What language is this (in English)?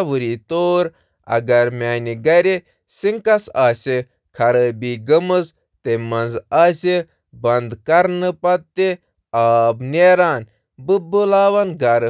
Kashmiri